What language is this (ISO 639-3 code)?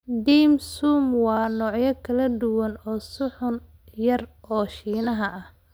som